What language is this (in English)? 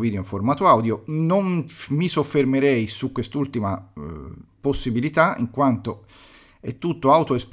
Italian